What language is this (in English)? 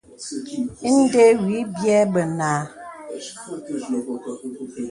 Bebele